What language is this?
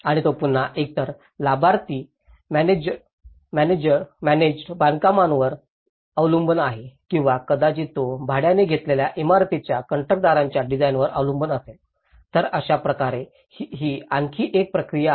Marathi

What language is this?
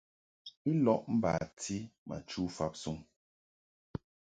Mungaka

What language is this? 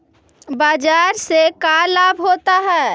Magahi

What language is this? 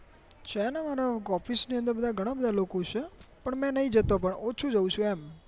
Gujarati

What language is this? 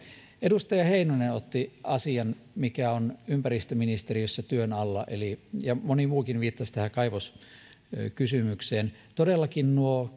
Finnish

